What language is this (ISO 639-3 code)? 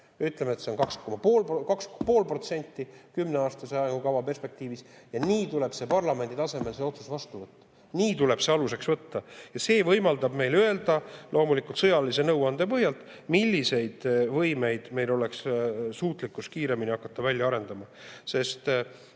est